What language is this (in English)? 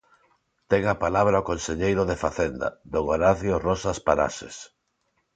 Galician